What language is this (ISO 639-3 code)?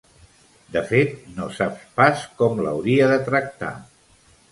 cat